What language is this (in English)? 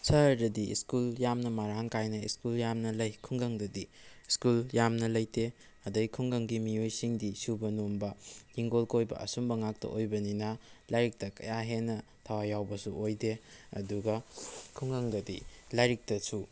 Manipuri